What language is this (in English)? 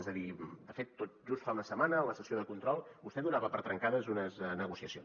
Catalan